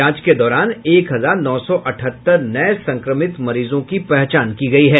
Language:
Hindi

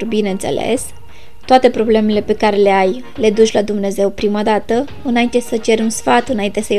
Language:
Romanian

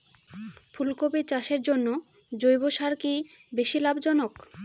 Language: Bangla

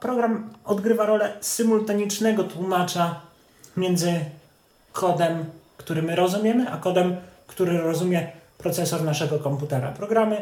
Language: Polish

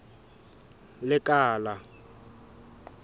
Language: Southern Sotho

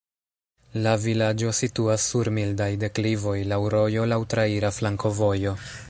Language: Esperanto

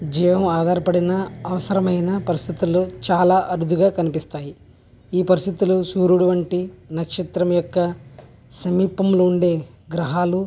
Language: Telugu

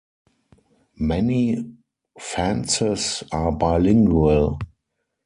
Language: English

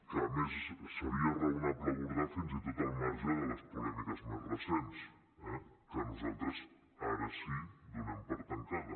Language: Catalan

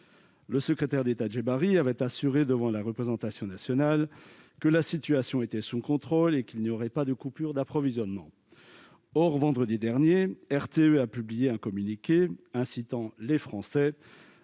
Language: French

